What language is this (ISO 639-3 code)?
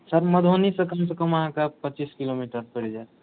mai